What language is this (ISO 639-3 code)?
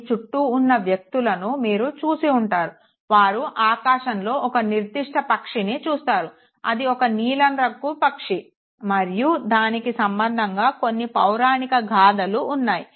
tel